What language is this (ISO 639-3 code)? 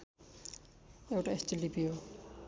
nep